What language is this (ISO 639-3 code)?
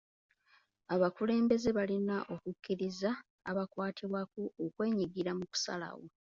lug